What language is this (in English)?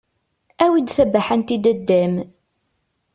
Kabyle